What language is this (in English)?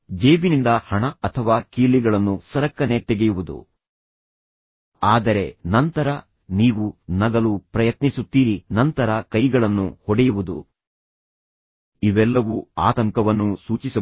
Kannada